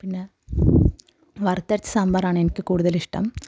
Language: Malayalam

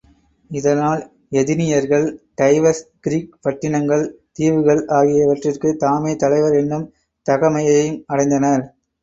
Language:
Tamil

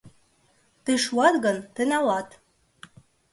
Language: Mari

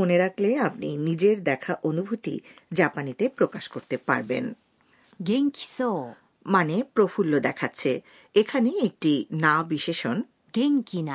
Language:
Bangla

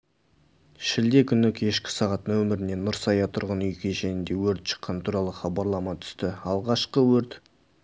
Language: Kazakh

